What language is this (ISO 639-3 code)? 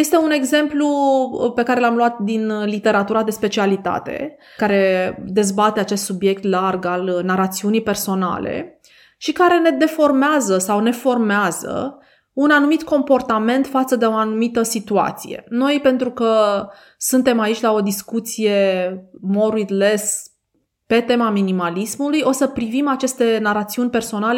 ron